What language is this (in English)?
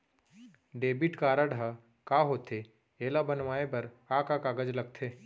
Chhattisgarhi